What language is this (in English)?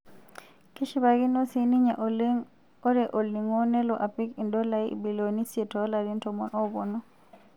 Masai